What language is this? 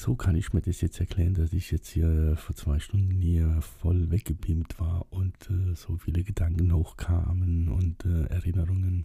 German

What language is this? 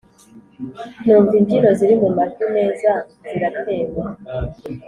Kinyarwanda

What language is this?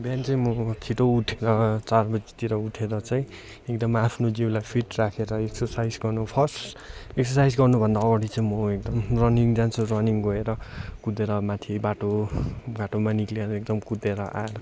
Nepali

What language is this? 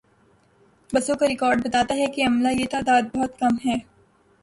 Urdu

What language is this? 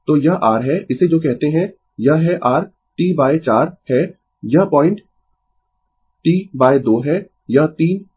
Hindi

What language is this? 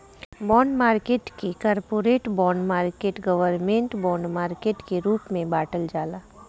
Bhojpuri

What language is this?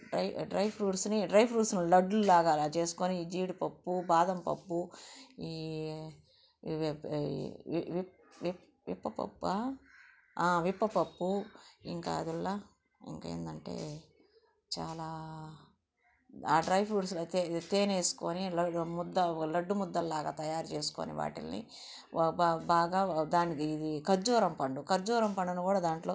Telugu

